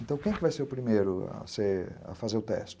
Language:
Portuguese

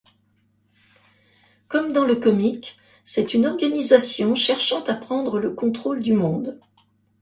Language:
French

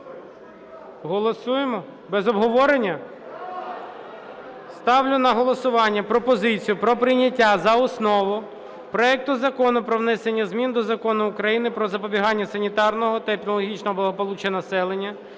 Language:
Ukrainian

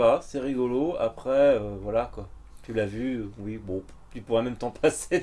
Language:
French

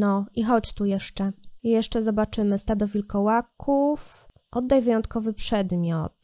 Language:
Polish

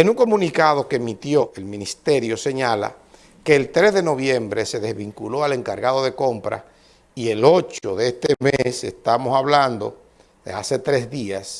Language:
Spanish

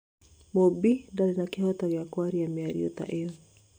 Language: Kikuyu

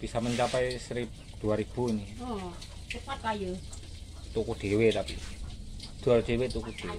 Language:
Indonesian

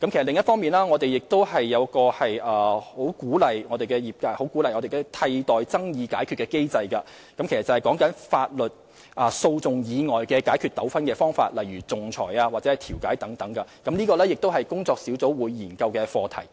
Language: Cantonese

